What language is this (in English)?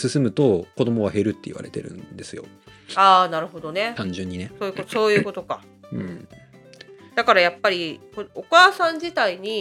Japanese